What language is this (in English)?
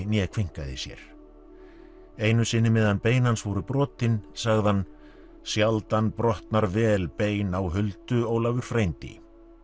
Icelandic